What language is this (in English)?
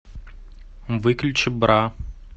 Russian